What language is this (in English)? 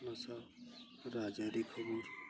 Santali